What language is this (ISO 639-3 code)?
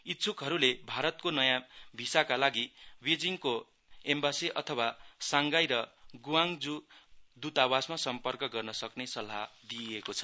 nep